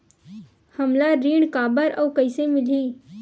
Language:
Chhattisgarhi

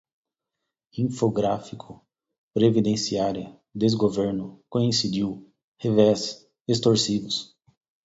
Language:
Portuguese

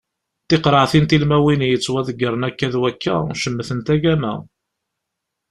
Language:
Kabyle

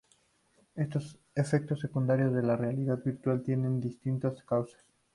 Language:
Spanish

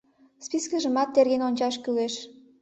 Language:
Mari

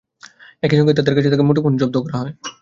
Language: Bangla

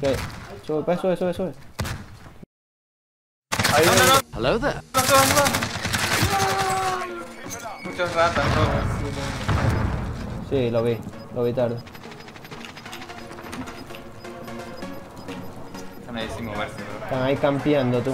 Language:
Spanish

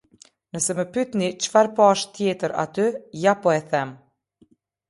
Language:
Albanian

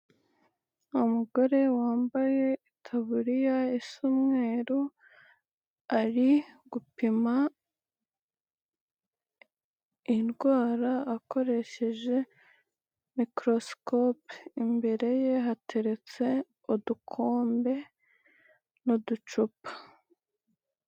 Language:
Kinyarwanda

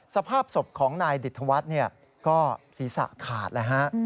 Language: Thai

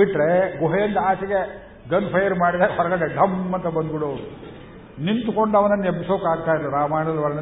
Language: Kannada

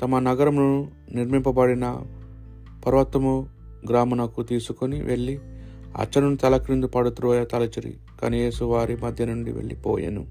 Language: Telugu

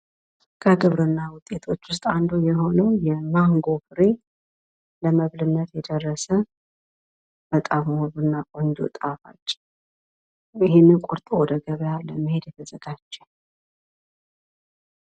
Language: Amharic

